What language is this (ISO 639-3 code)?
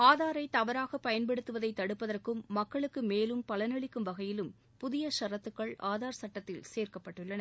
tam